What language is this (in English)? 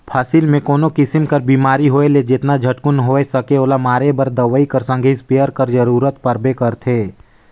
Chhattisgarhi